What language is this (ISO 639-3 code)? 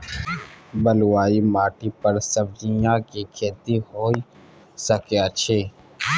mai